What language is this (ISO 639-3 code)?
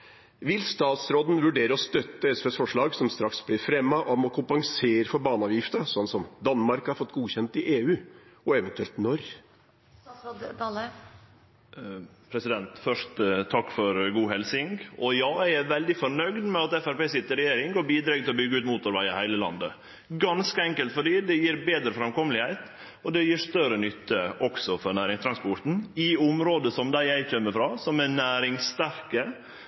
nor